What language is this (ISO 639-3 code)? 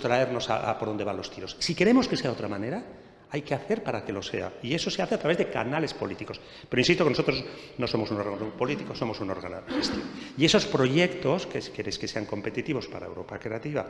spa